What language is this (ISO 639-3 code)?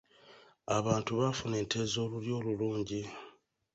lug